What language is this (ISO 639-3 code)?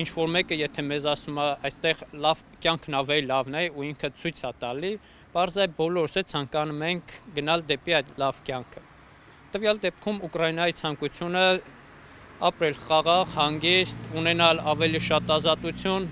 ron